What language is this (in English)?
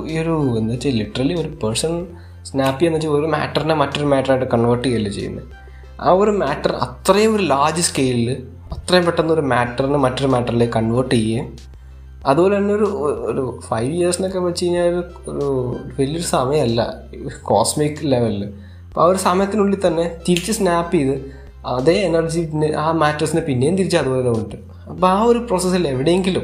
Malayalam